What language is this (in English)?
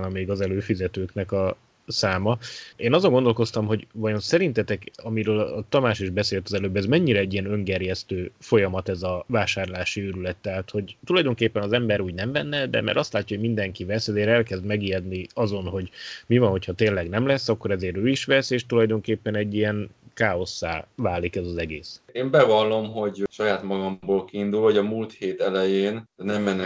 Hungarian